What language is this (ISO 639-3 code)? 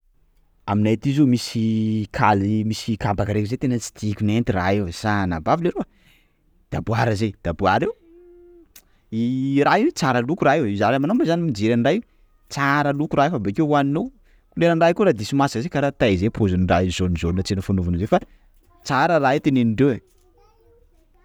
skg